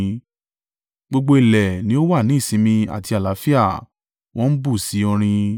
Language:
Yoruba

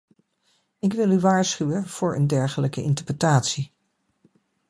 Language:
Dutch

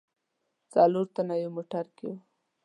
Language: Pashto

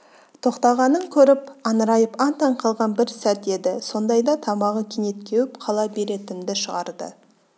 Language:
Kazakh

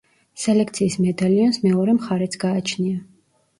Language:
Georgian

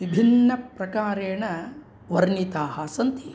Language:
Sanskrit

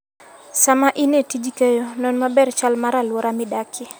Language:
Luo (Kenya and Tanzania)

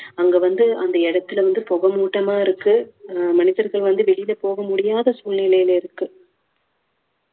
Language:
Tamil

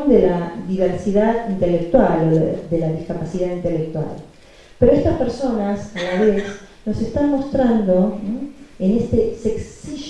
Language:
Spanish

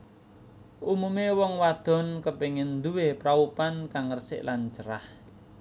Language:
Javanese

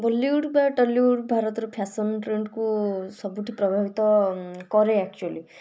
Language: Odia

